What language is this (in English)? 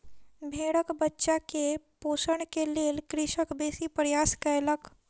Maithili